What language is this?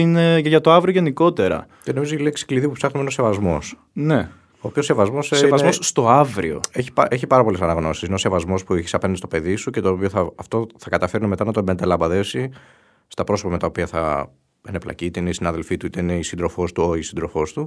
Greek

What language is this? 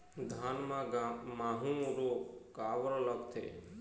Chhattisgarhi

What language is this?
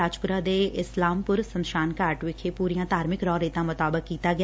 Punjabi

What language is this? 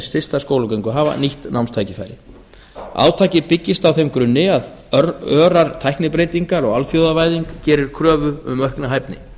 Icelandic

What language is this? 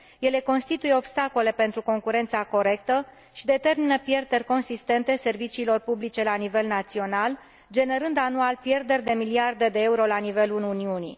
Romanian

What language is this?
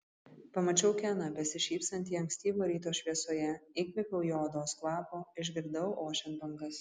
Lithuanian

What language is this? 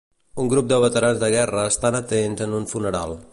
Catalan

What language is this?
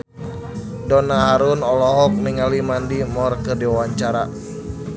Sundanese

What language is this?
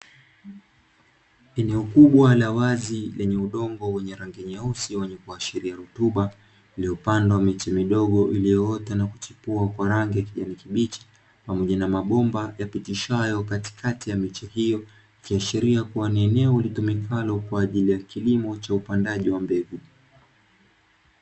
Swahili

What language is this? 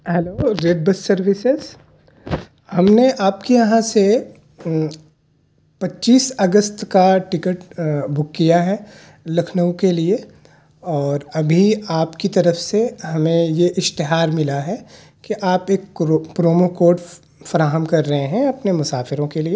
Urdu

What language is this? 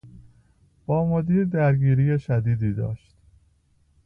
Persian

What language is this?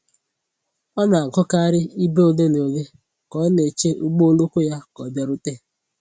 Igbo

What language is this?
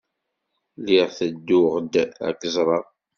Kabyle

